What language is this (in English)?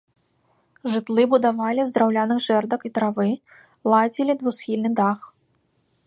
Belarusian